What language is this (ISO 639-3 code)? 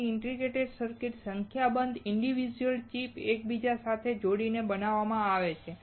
guj